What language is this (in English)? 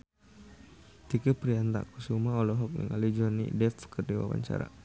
Sundanese